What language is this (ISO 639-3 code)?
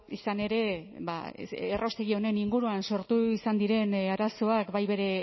eus